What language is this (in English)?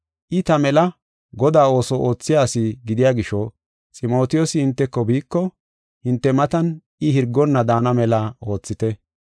Gofa